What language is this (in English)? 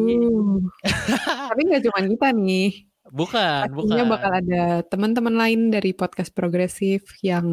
Indonesian